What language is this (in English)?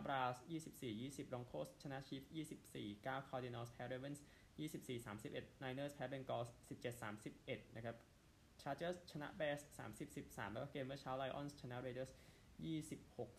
Thai